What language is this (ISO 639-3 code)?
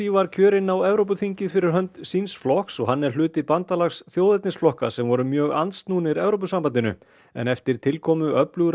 isl